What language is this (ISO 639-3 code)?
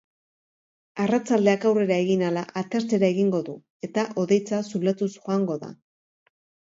eus